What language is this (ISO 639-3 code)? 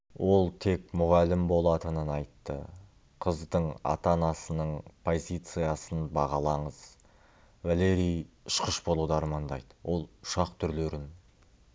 kaz